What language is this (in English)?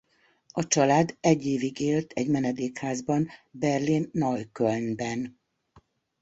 Hungarian